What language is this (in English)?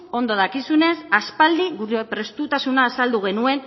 Basque